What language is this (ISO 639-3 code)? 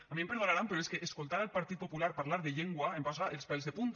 cat